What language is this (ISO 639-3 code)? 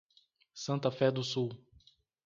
por